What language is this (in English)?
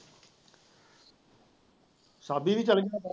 Punjabi